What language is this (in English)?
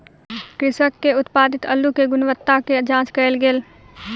Maithili